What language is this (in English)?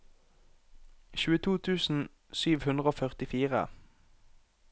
Norwegian